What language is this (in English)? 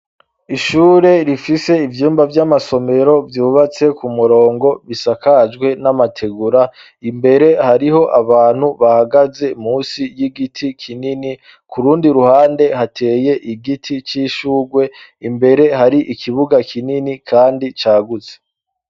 Rundi